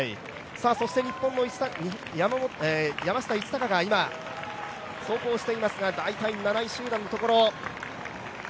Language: Japanese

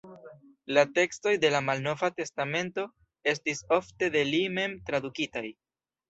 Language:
Esperanto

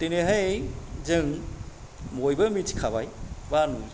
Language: Bodo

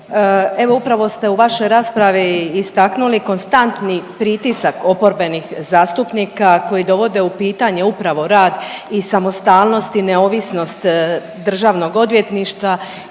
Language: Croatian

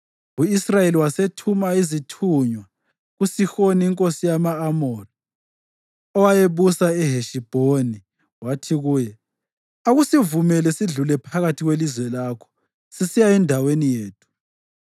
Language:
North Ndebele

